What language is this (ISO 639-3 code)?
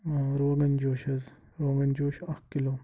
kas